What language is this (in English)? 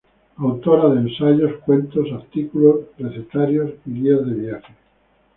Spanish